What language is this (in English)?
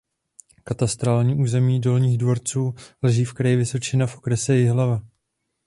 Czech